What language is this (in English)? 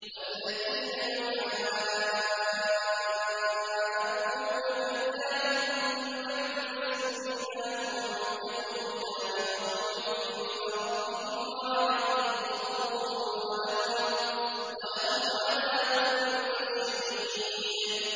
Arabic